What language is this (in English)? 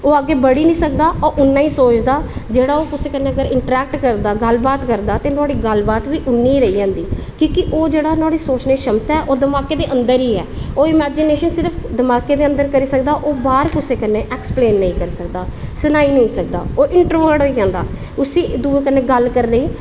Dogri